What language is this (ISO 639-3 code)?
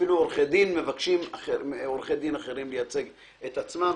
heb